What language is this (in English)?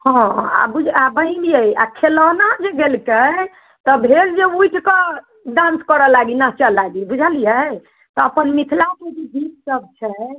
Maithili